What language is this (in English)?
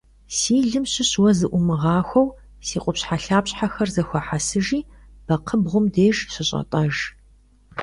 Kabardian